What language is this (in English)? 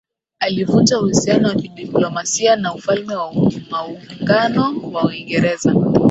Swahili